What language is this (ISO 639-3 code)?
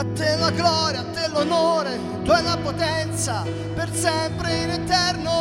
ita